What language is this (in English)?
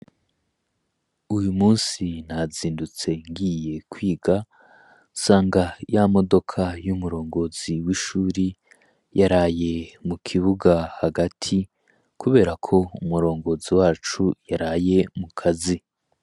Rundi